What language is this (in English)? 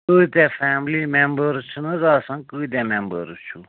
Kashmiri